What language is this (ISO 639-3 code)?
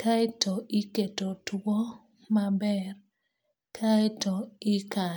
luo